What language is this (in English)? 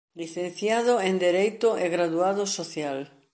Galician